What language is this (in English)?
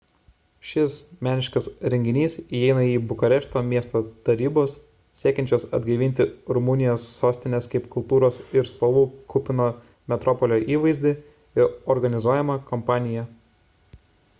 Lithuanian